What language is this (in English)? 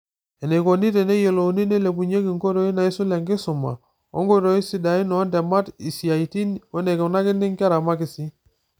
Masai